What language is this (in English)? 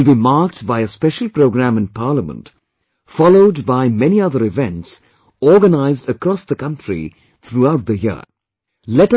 English